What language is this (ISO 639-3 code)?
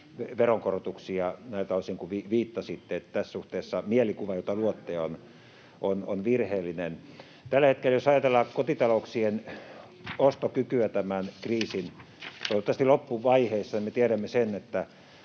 fin